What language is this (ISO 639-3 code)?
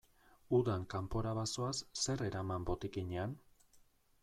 eus